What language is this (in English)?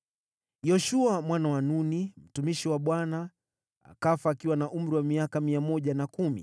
Swahili